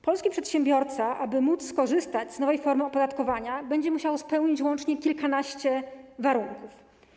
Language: Polish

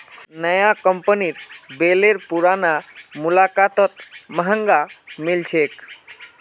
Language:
Magahi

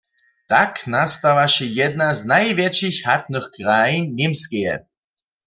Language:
Upper Sorbian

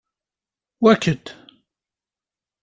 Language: Kabyle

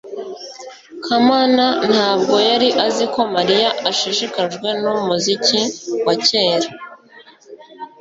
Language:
Kinyarwanda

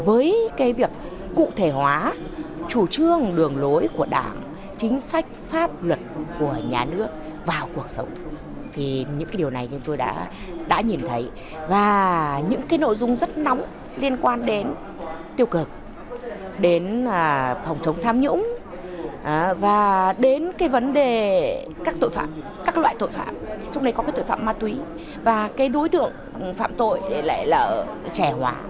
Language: Vietnamese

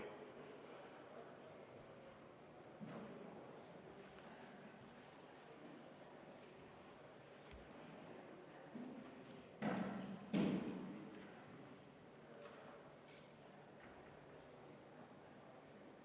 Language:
Estonian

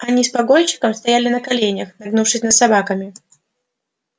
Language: Russian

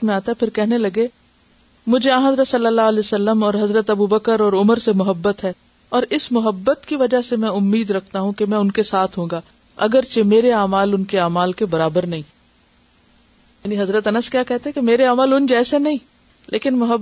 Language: Urdu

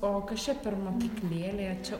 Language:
Lithuanian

